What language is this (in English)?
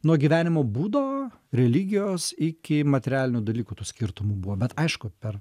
Lithuanian